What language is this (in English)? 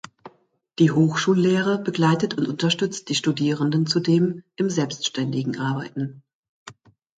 German